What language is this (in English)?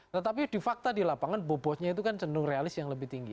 Indonesian